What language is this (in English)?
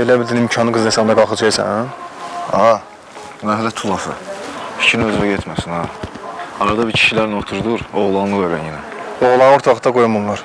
Turkish